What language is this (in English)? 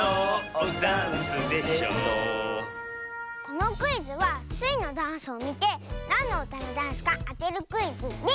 Japanese